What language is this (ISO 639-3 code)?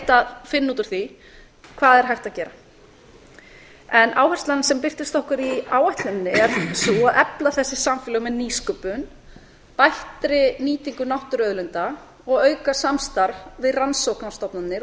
isl